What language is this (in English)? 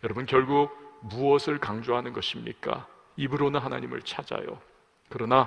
Korean